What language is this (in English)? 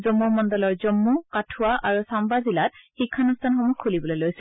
Assamese